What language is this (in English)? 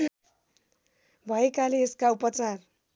Nepali